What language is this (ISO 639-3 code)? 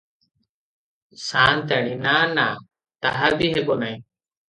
ori